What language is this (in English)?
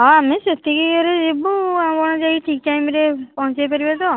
Odia